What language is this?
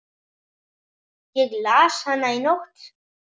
Icelandic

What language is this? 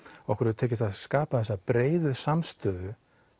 Icelandic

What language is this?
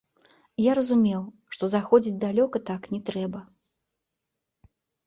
Belarusian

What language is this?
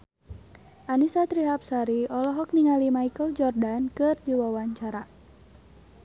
Sundanese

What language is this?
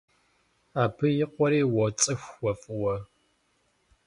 Kabardian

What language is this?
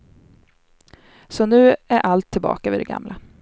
Swedish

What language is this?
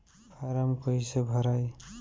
Bhojpuri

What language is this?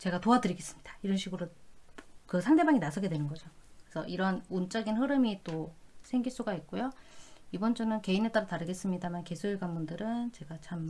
Korean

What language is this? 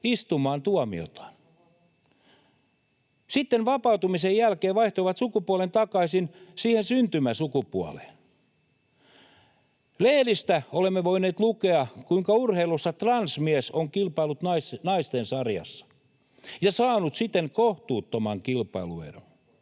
Finnish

